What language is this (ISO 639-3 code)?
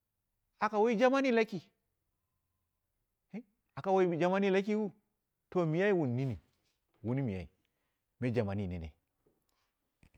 kna